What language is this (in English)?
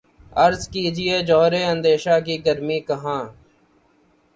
Urdu